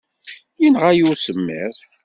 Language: Kabyle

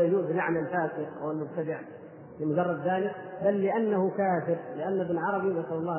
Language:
Arabic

